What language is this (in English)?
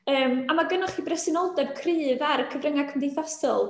Welsh